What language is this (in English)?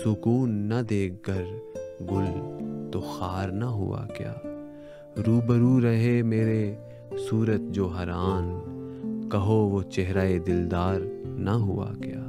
Urdu